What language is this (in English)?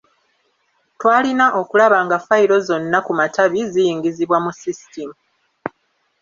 Ganda